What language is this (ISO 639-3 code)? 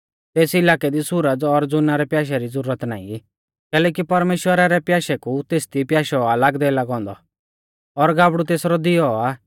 bfz